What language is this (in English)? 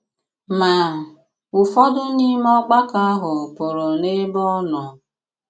Igbo